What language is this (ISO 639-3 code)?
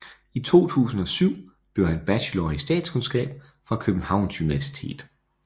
dan